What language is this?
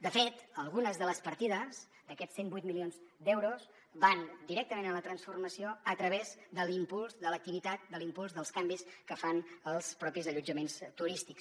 Catalan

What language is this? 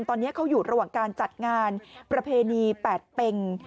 Thai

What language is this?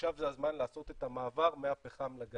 Hebrew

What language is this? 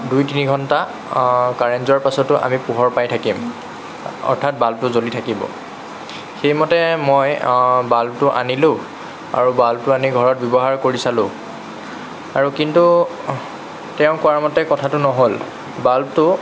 Assamese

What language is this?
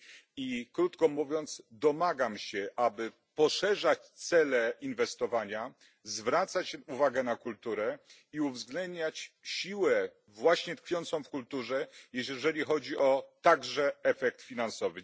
Polish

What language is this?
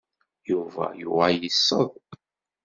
Kabyle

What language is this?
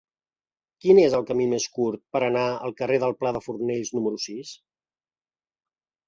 Catalan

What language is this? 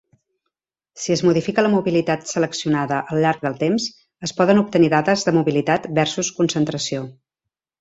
Catalan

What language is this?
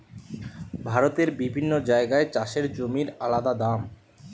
Bangla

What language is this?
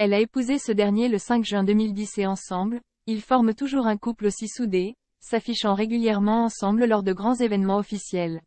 French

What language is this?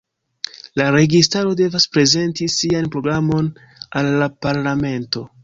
Esperanto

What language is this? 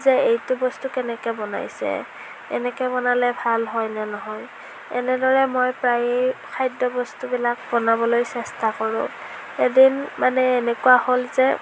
Assamese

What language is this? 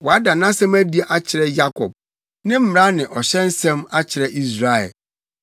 Akan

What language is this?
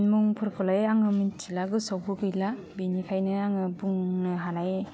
Bodo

